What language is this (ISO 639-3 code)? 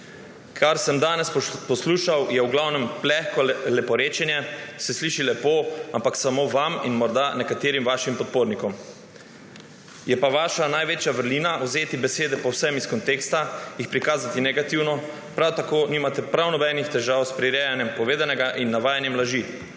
slv